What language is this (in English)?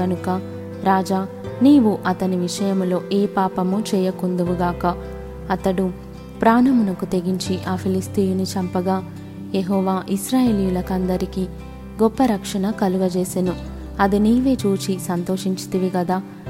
Telugu